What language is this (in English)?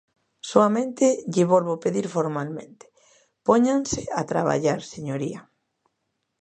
Galician